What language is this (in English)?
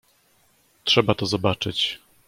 Polish